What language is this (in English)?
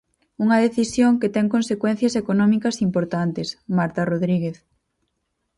Galician